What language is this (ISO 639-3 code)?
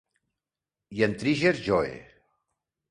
cat